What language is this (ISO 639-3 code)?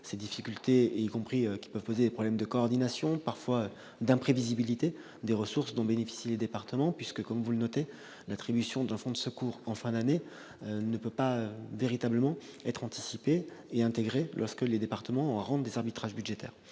fra